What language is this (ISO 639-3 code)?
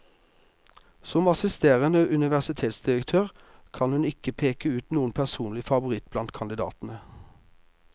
nor